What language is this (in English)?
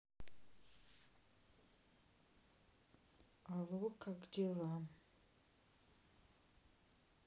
Russian